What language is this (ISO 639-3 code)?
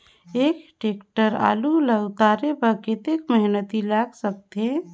hne